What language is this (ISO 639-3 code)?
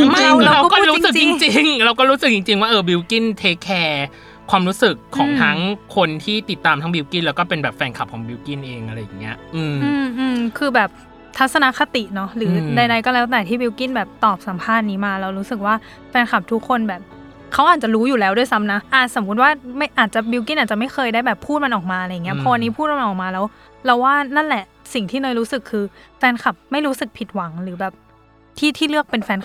tha